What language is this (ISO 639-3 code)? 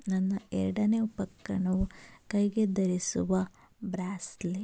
kan